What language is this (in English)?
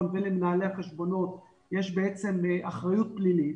Hebrew